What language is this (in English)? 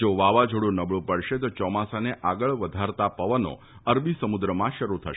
Gujarati